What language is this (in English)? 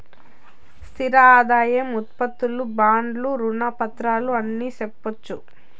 Telugu